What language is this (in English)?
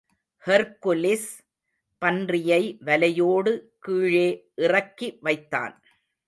Tamil